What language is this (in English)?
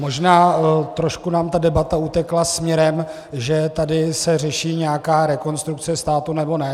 Czech